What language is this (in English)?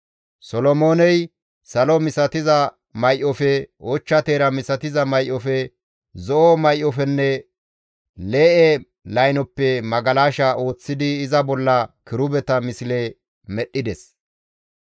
Gamo